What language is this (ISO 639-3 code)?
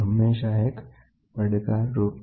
guj